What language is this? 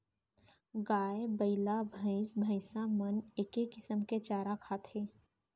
Chhattisgarhi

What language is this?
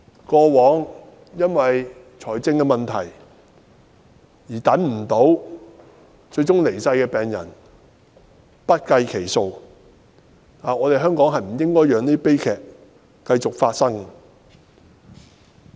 Cantonese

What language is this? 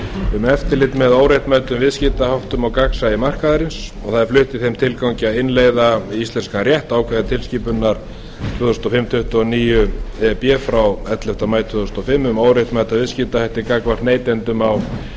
Icelandic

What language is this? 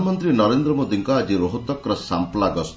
Odia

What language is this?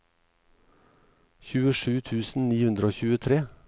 Norwegian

